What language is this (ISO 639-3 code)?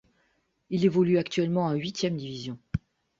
fra